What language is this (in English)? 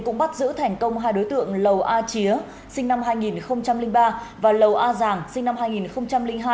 Vietnamese